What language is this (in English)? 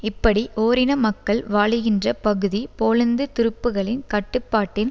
Tamil